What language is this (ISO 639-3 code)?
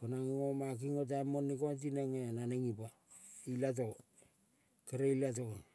kol